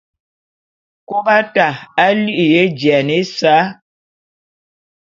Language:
Bulu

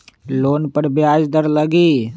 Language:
Magahi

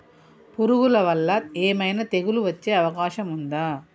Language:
Telugu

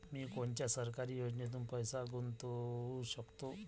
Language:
Marathi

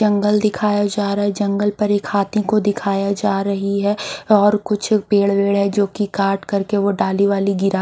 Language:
Hindi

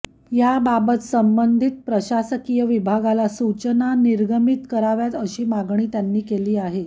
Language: Marathi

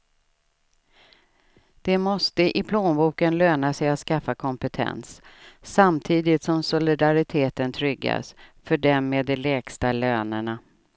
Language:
Swedish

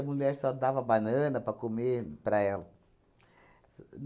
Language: Portuguese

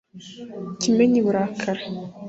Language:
Kinyarwanda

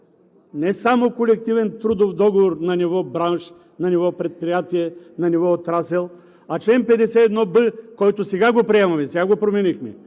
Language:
Bulgarian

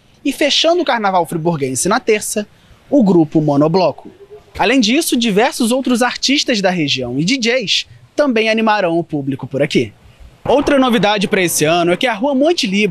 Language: Portuguese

